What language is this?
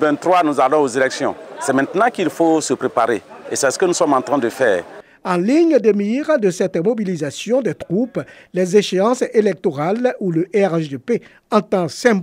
French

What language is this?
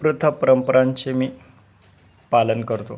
Marathi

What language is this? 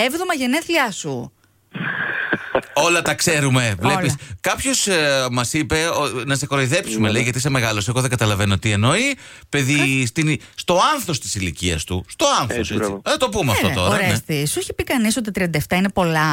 Greek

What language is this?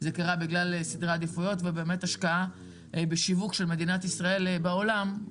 Hebrew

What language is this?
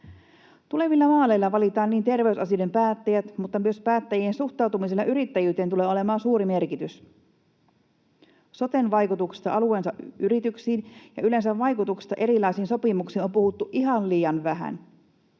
Finnish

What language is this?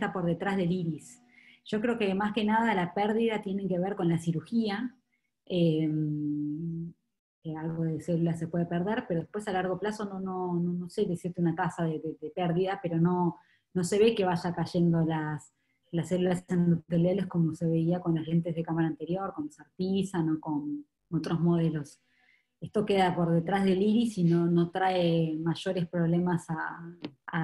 Spanish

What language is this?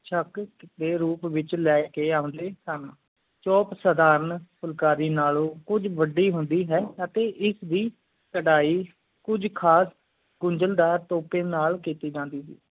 Punjabi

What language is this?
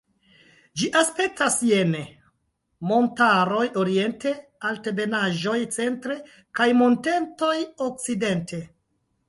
Esperanto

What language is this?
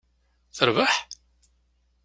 Kabyle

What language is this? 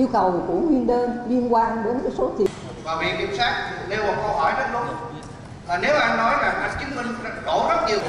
Vietnamese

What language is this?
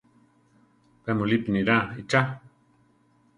Central Tarahumara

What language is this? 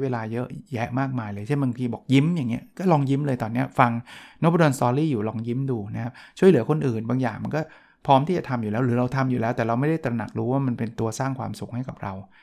Thai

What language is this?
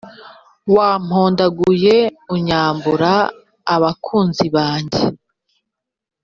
Kinyarwanda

